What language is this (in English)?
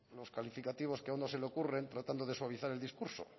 Spanish